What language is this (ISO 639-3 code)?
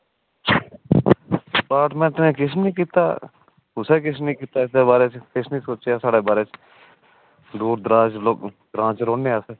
doi